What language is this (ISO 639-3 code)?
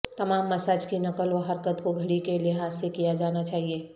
urd